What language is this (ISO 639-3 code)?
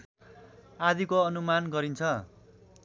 nep